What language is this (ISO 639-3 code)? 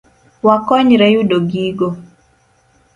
luo